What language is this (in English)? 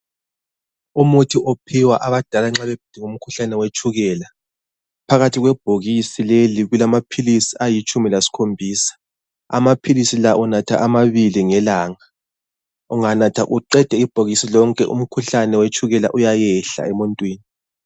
North Ndebele